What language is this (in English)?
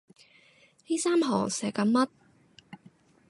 Cantonese